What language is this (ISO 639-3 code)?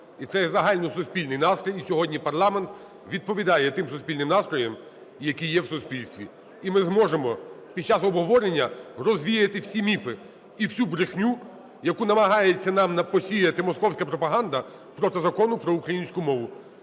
ukr